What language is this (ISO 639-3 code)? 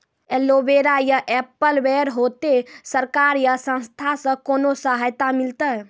mai